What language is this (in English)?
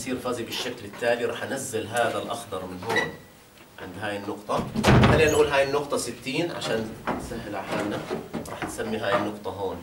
Arabic